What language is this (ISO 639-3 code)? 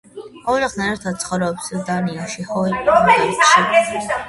kat